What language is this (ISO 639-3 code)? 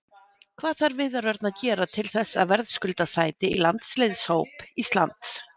isl